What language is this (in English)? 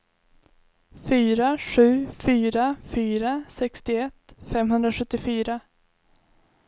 Swedish